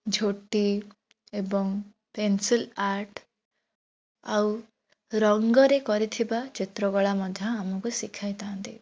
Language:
Odia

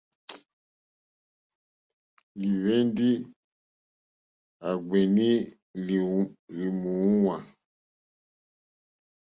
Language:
Mokpwe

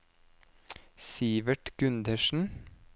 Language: Norwegian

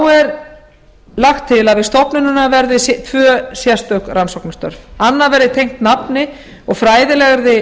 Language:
Icelandic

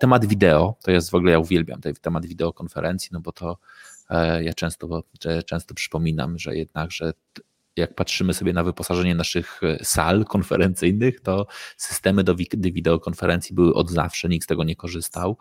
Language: Polish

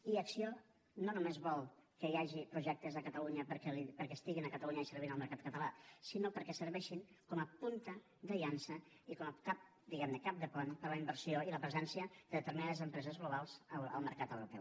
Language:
Catalan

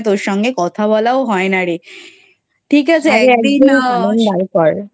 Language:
Bangla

